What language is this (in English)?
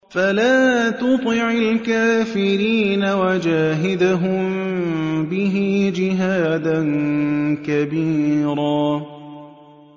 Arabic